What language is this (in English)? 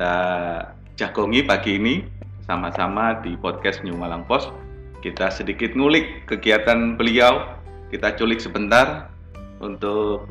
Indonesian